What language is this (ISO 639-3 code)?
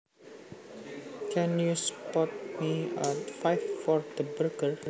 jav